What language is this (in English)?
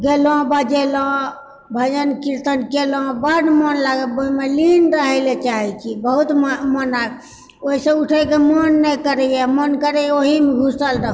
Maithili